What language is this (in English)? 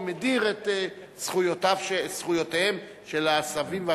Hebrew